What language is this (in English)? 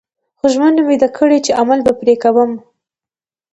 Pashto